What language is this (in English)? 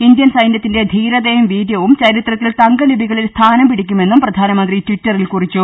Malayalam